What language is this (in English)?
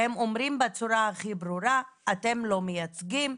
Hebrew